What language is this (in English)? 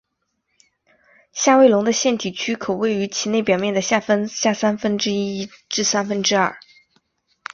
Chinese